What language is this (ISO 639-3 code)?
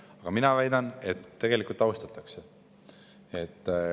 est